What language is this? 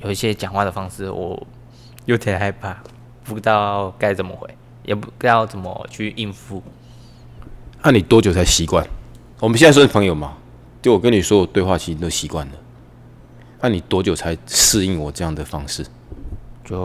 Chinese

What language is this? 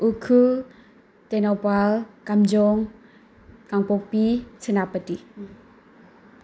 Manipuri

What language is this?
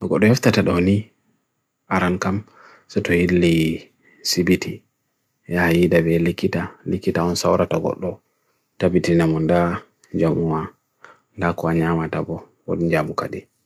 Bagirmi Fulfulde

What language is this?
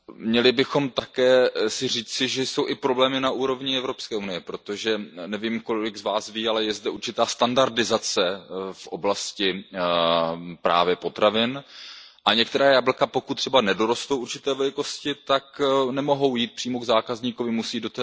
Czech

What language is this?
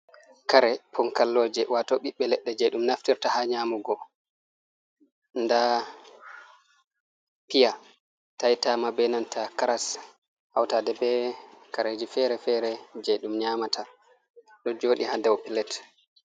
Fula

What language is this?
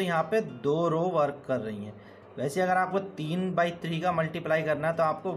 Hindi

